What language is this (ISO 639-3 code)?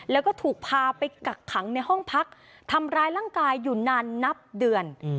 tha